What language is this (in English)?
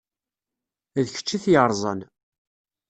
Kabyle